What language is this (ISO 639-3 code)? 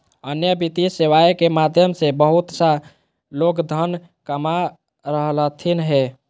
mag